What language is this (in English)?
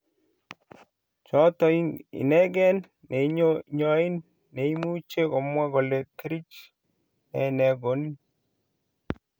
Kalenjin